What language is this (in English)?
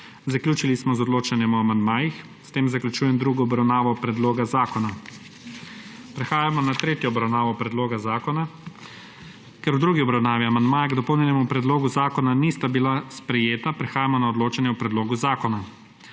Slovenian